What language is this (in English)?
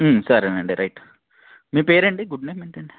Telugu